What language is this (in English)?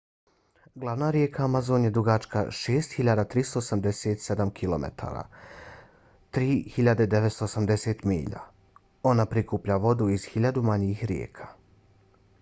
Bosnian